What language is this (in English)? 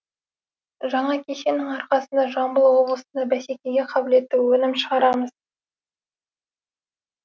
Kazakh